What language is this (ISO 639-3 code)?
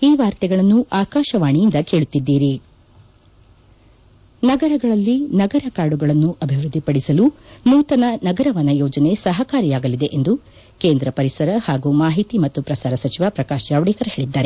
kan